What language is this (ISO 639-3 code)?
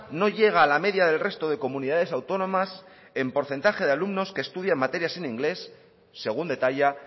spa